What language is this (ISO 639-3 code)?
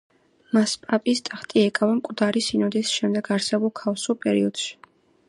kat